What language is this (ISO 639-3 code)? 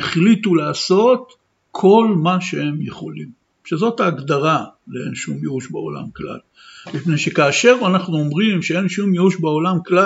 heb